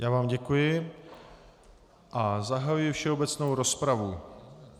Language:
Czech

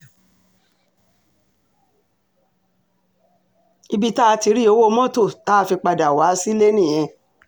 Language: Yoruba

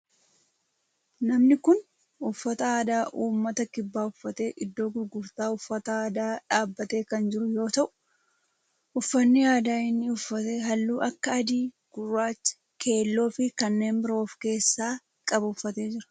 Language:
Oromo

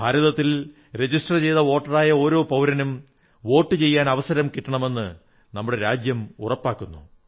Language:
Malayalam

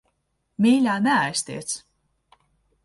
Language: Latvian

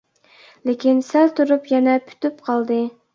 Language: Uyghur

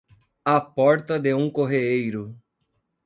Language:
Portuguese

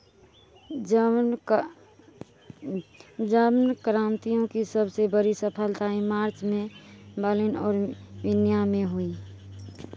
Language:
Hindi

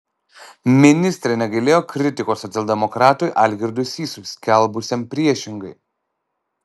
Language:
Lithuanian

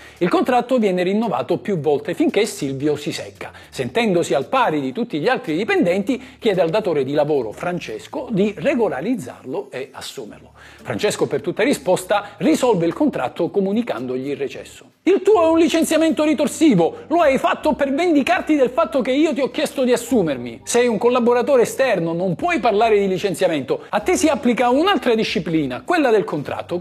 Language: Italian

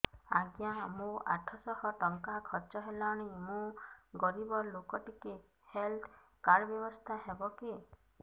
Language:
Odia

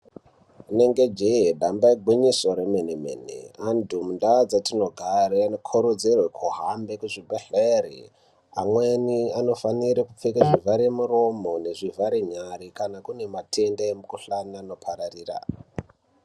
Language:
Ndau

